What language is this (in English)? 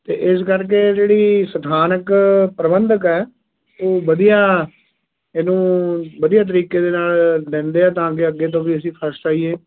Punjabi